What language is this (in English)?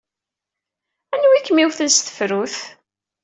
Kabyle